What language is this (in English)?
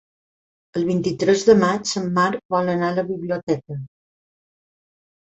Catalan